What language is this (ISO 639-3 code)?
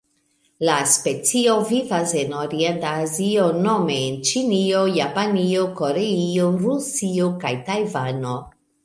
epo